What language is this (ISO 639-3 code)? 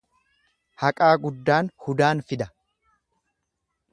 orm